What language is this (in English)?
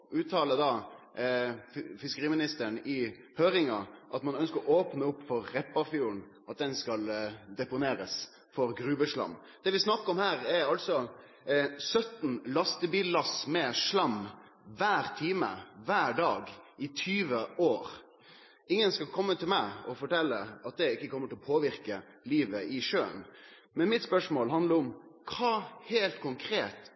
Norwegian Nynorsk